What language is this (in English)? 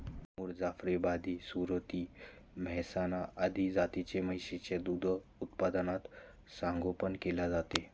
Marathi